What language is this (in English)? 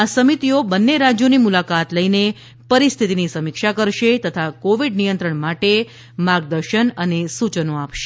Gujarati